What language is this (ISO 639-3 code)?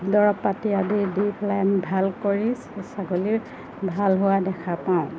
asm